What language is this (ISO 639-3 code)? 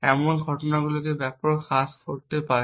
ben